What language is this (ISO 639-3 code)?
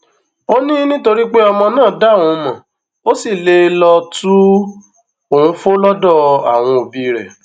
yor